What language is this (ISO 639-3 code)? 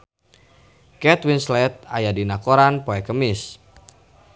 sun